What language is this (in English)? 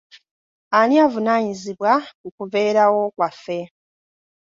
Ganda